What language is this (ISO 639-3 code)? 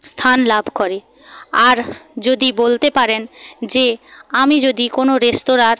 ben